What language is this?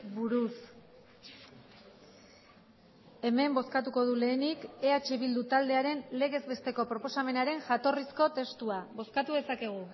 Basque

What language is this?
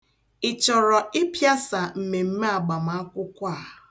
Igbo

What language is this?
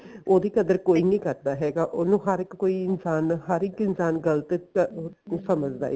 Punjabi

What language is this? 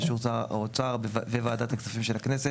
Hebrew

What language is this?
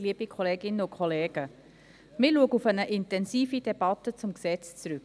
Swiss German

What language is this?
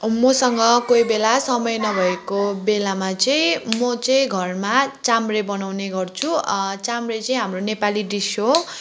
Nepali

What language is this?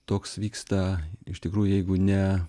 Lithuanian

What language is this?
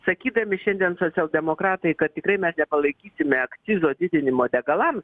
Lithuanian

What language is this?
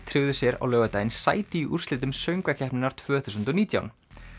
Icelandic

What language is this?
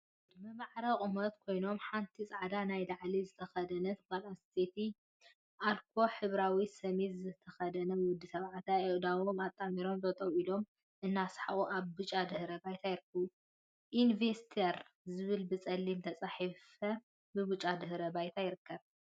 Tigrinya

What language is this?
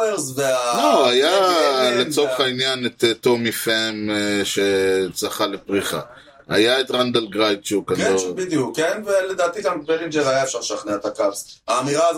Hebrew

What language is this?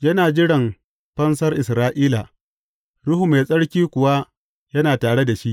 Hausa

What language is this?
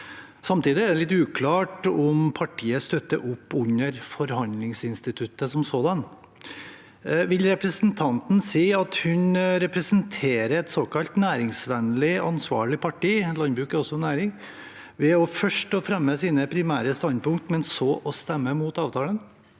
Norwegian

